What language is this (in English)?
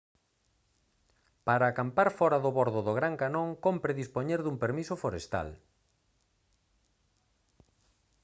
Galician